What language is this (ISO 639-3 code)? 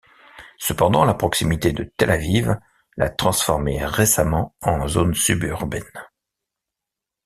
fra